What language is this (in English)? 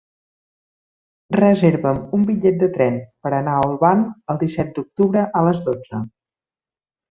Catalan